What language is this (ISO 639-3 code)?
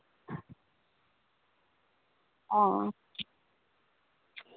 doi